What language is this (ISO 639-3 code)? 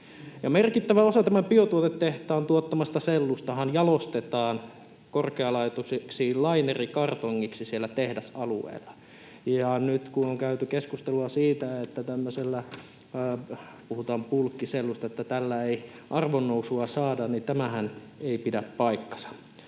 fin